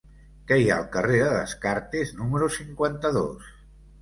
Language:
Catalan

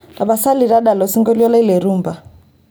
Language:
Masai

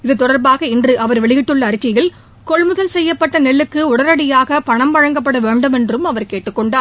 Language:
Tamil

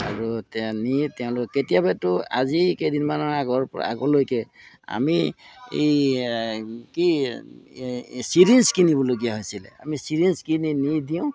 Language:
Assamese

